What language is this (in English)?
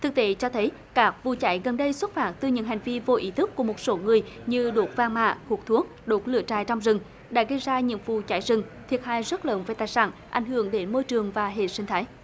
Vietnamese